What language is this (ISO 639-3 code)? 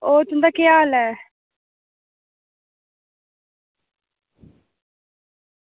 doi